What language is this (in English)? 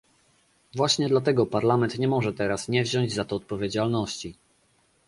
Polish